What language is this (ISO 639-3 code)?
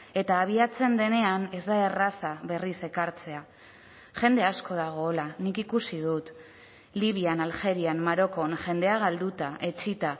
eus